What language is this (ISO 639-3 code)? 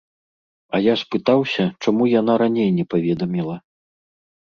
bel